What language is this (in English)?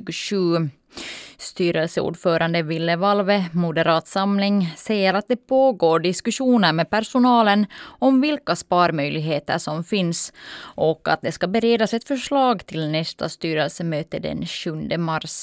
Swedish